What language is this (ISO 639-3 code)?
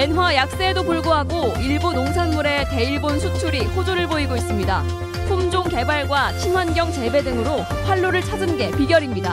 kor